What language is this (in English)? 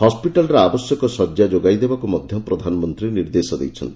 Odia